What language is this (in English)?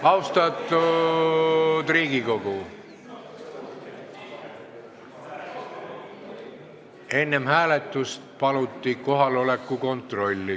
Estonian